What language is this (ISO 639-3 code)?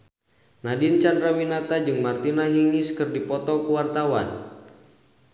sun